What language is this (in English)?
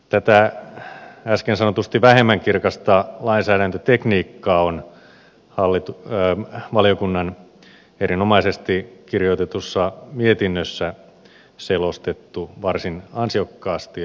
Finnish